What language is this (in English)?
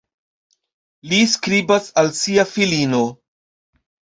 Esperanto